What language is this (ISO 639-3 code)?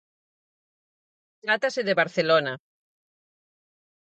glg